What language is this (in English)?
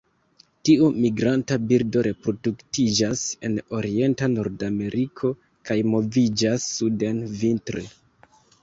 Esperanto